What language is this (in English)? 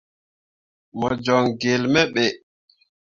Mundang